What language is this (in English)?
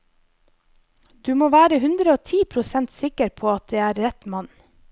Norwegian